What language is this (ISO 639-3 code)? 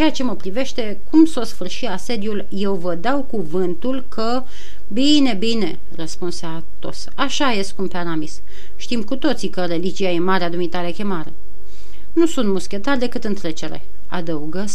ron